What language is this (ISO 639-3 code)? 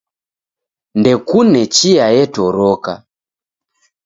dav